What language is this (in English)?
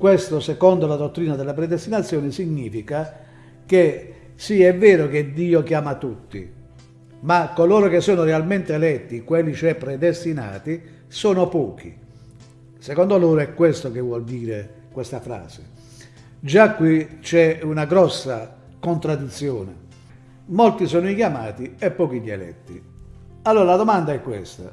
Italian